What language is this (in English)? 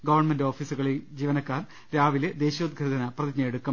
Malayalam